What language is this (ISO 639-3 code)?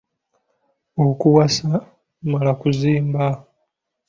lug